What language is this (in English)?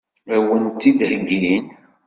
Kabyle